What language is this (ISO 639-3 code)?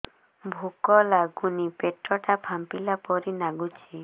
ori